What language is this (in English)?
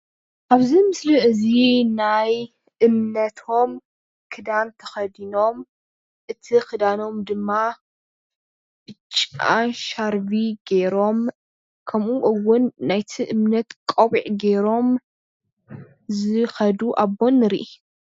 Tigrinya